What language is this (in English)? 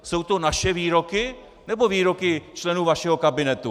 Czech